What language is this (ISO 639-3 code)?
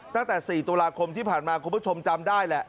tha